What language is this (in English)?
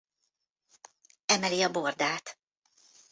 Hungarian